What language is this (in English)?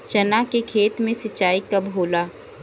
Bhojpuri